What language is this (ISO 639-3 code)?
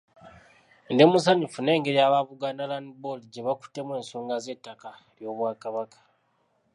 lug